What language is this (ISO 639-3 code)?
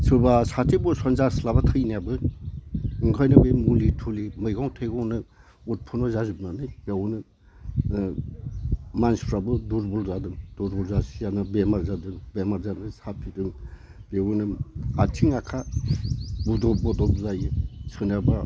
brx